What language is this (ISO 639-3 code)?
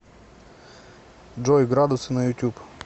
rus